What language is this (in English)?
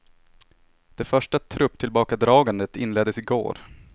Swedish